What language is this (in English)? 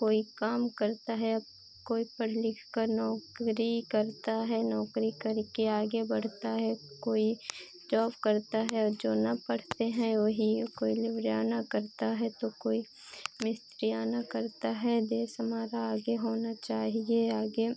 Hindi